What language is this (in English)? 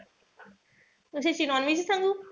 Marathi